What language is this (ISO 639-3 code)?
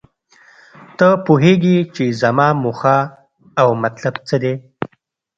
pus